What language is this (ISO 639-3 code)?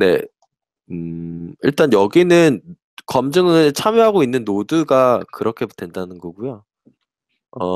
kor